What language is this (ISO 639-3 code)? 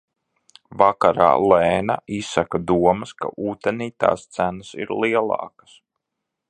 lav